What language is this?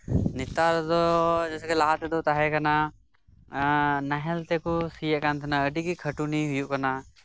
Santali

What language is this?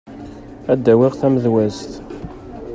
Kabyle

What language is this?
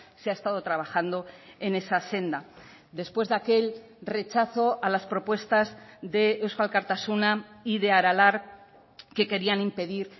Spanish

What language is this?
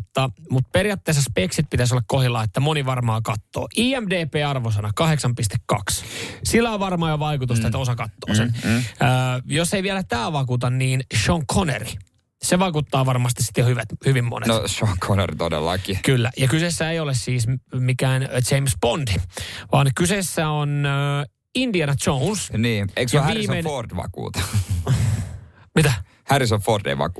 Finnish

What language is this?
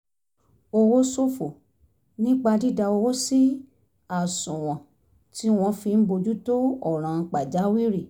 Yoruba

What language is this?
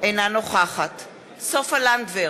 Hebrew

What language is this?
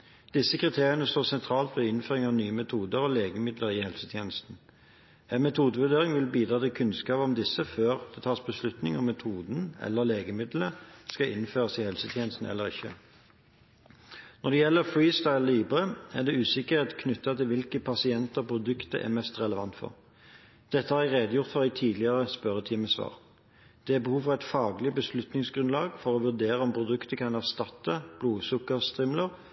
Norwegian Bokmål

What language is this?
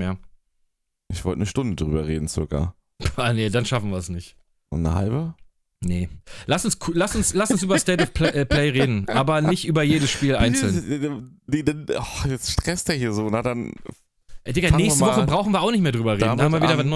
German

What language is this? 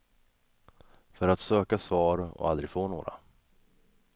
Swedish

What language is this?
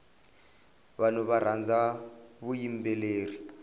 Tsonga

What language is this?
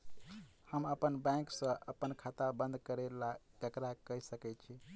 Maithili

